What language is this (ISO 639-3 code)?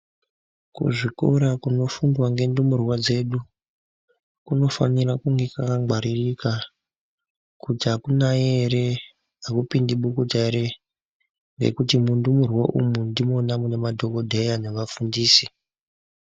ndc